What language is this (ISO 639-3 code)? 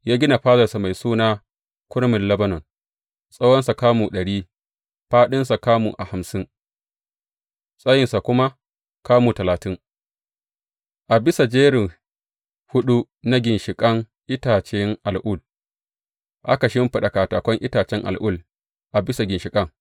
hau